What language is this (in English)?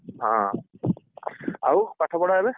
Odia